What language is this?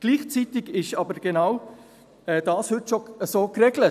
Swiss German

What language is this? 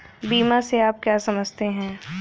Hindi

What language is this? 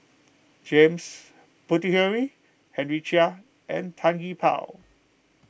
English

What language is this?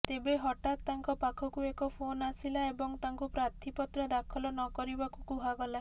Odia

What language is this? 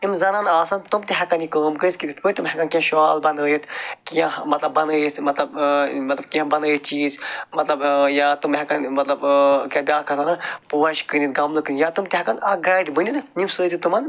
Kashmiri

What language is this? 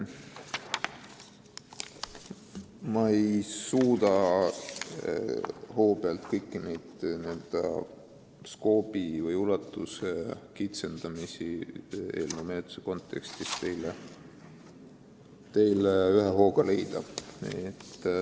Estonian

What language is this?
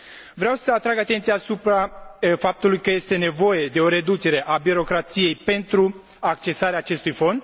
Romanian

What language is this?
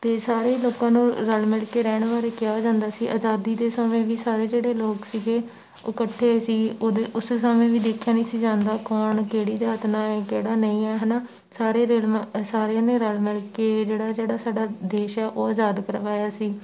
Punjabi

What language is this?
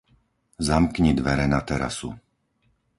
Slovak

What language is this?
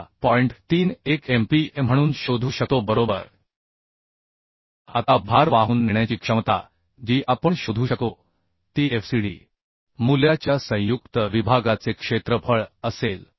Marathi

